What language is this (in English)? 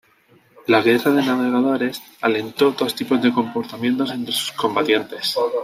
Spanish